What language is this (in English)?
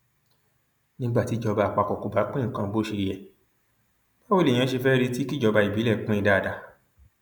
Yoruba